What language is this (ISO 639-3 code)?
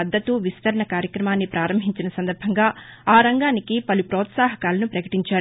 tel